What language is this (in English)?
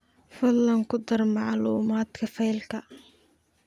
Somali